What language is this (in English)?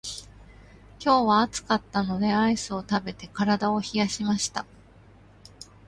Japanese